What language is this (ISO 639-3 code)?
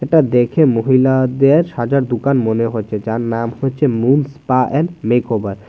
ben